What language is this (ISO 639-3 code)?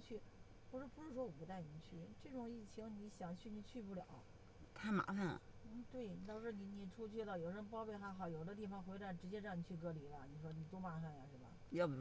zho